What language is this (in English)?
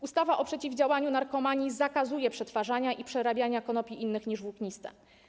Polish